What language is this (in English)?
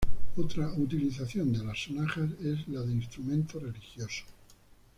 Spanish